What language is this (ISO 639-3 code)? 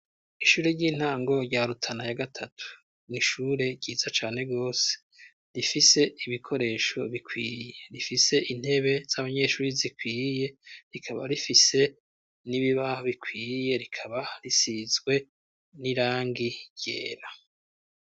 run